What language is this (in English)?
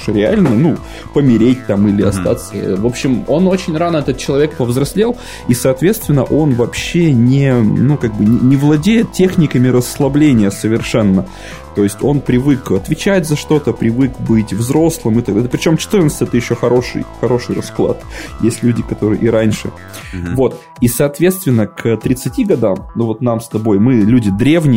Russian